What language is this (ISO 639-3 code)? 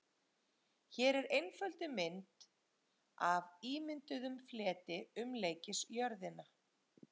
isl